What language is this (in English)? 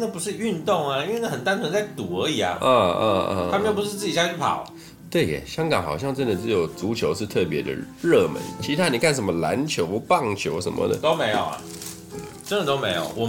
Chinese